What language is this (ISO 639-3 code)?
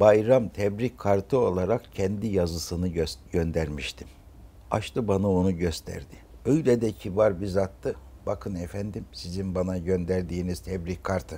tur